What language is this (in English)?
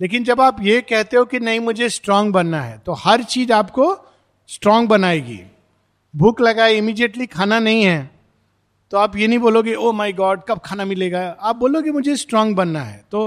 Hindi